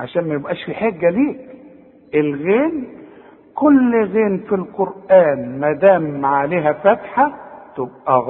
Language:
Arabic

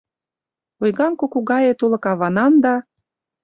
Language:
Mari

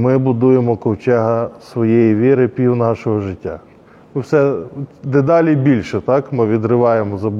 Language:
Ukrainian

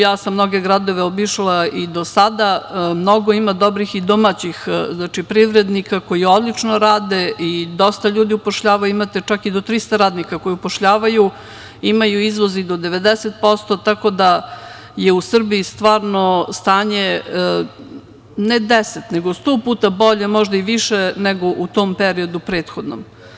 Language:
Serbian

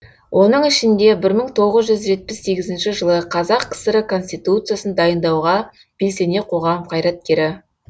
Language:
Kazakh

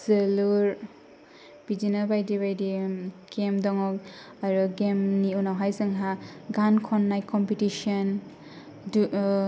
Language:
Bodo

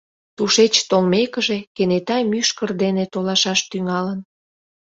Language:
Mari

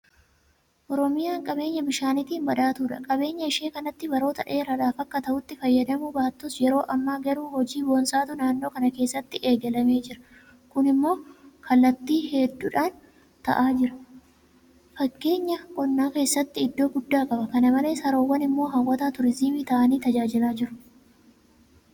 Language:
Oromo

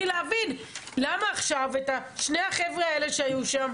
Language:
Hebrew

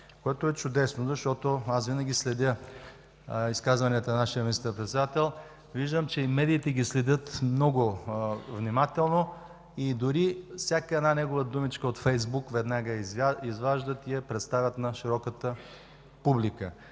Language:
Bulgarian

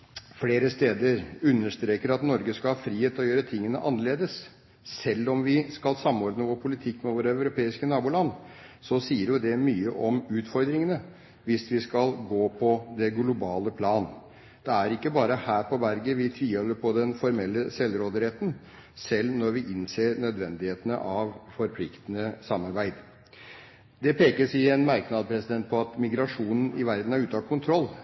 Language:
Norwegian Bokmål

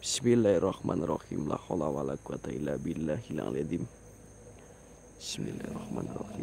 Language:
Indonesian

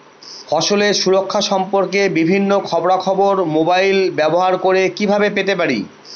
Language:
Bangla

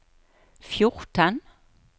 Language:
Norwegian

